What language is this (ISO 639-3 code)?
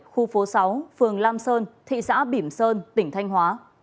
vie